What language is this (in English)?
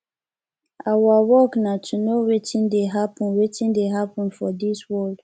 Nigerian Pidgin